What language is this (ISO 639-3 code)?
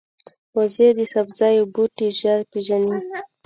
pus